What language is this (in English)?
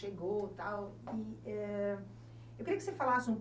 Portuguese